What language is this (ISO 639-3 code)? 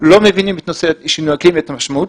heb